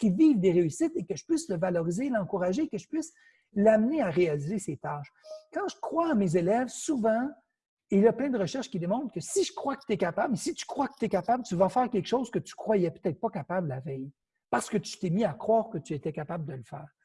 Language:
French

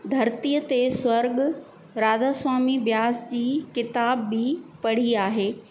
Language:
Sindhi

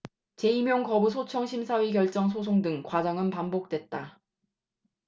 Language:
Korean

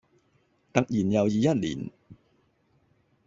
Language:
Cantonese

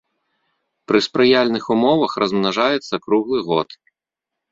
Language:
Belarusian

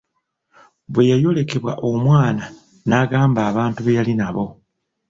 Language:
Ganda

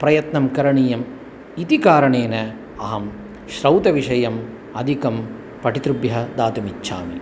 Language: Sanskrit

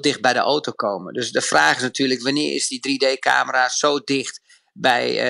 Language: Dutch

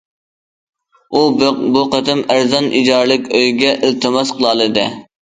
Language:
Uyghur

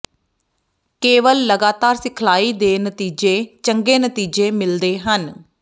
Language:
Punjabi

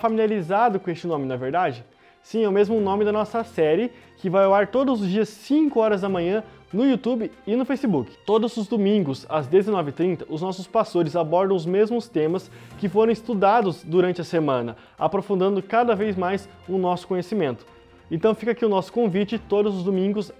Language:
Portuguese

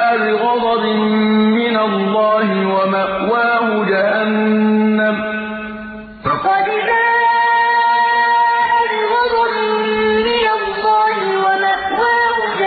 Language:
Arabic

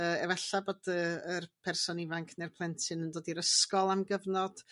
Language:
Welsh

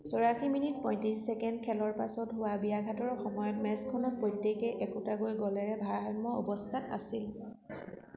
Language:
Assamese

